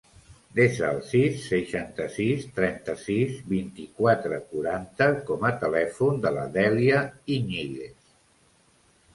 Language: Catalan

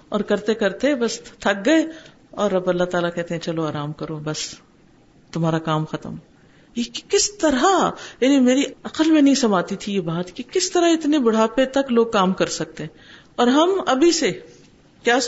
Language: Urdu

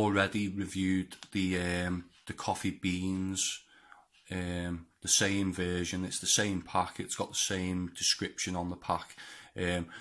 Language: English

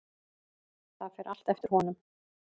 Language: Icelandic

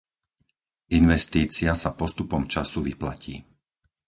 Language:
Slovak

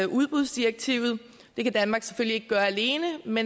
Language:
Danish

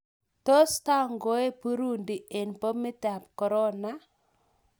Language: Kalenjin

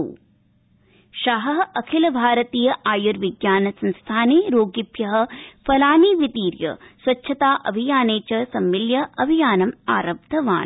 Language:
Sanskrit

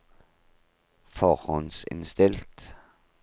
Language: Norwegian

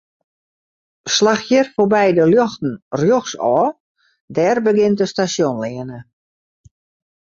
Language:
Western Frisian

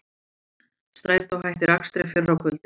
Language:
Icelandic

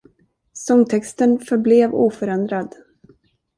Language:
Swedish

